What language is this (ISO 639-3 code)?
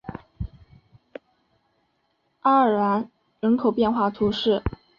zho